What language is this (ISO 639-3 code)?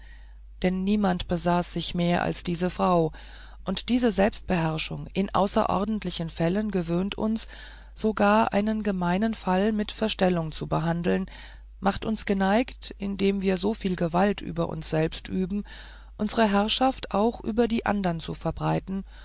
deu